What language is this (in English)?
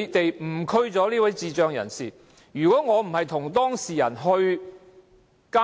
Cantonese